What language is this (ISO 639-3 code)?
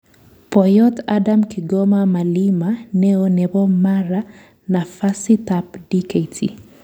kln